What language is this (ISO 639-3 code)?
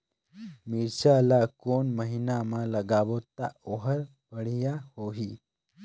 hne